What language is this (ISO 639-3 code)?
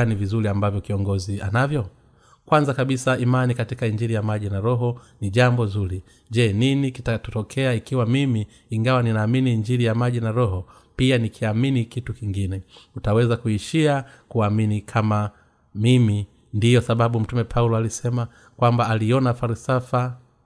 swa